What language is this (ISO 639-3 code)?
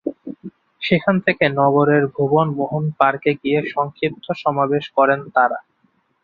ben